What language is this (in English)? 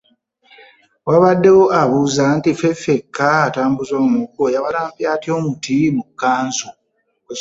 Ganda